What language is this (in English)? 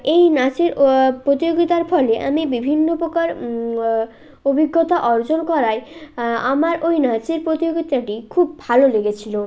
Bangla